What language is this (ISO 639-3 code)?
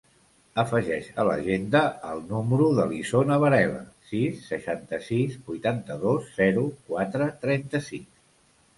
cat